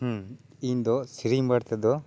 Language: Santali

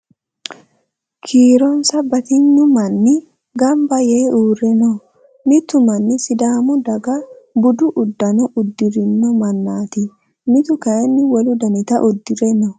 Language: Sidamo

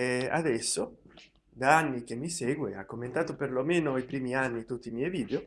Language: Italian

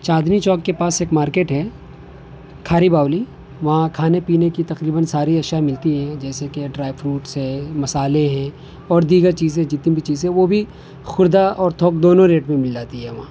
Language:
Urdu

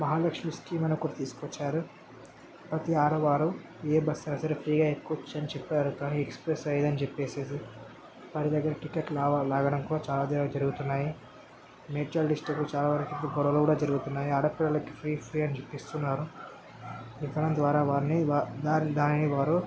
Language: Telugu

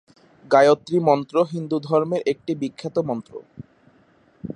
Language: Bangla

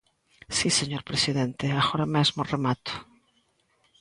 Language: Galician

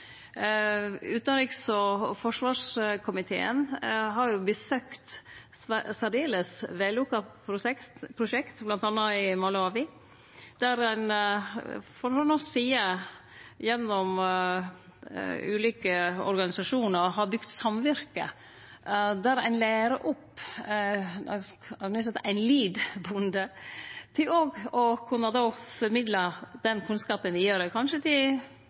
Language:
Norwegian Nynorsk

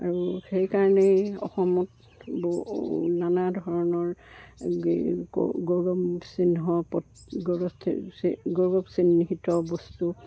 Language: Assamese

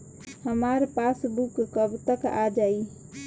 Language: Bhojpuri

